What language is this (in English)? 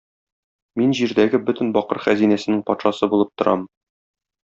Tatar